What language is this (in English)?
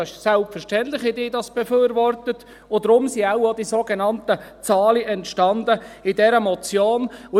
Swiss German